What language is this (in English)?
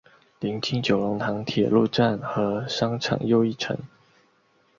Chinese